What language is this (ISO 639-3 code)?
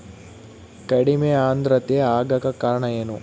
kan